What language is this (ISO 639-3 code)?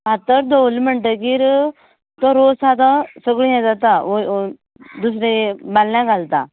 kok